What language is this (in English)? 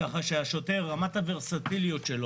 Hebrew